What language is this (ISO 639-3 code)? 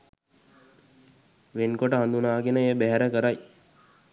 sin